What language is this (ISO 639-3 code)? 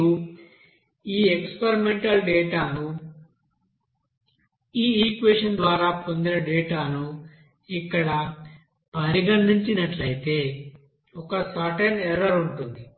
tel